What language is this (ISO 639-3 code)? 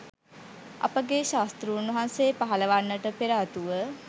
sin